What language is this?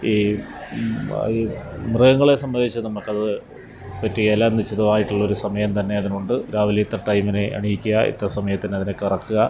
Malayalam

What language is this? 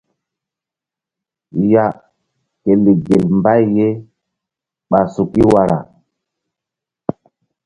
Mbum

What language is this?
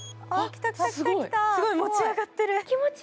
Japanese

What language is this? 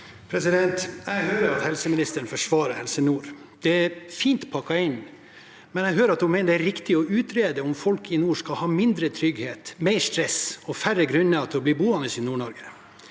Norwegian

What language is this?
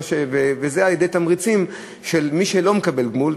Hebrew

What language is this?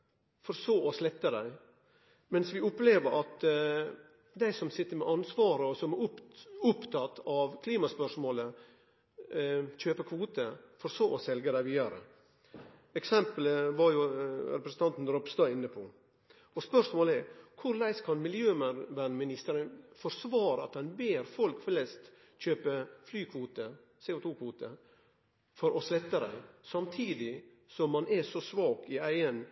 Norwegian Nynorsk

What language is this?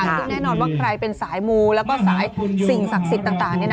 Thai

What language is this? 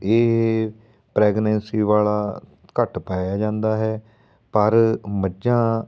Punjabi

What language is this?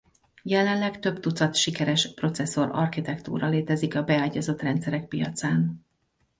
Hungarian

